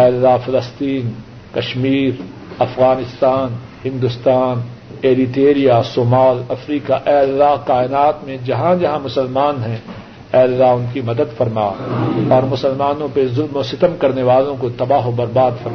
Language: Urdu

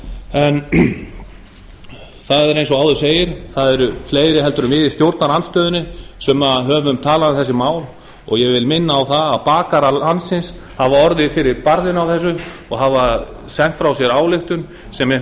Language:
Icelandic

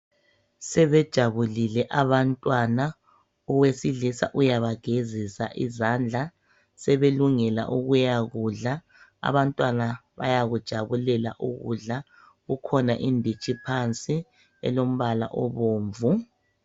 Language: North Ndebele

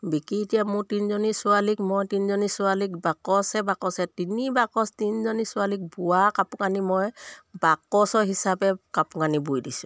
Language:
Assamese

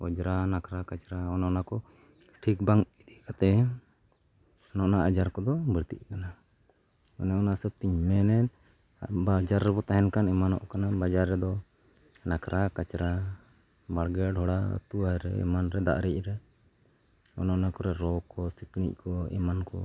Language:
Santali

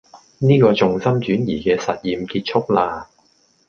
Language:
Cantonese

